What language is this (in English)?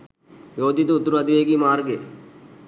Sinhala